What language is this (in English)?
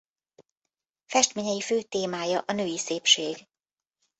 Hungarian